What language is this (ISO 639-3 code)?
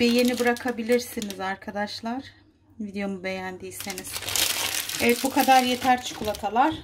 tur